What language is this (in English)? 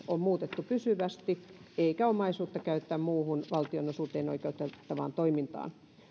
Finnish